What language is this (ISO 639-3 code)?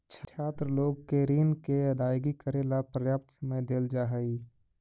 mag